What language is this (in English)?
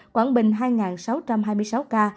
Vietnamese